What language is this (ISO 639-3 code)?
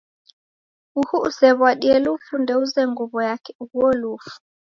dav